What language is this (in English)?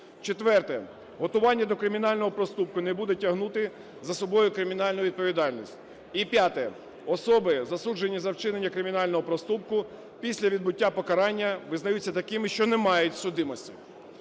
Ukrainian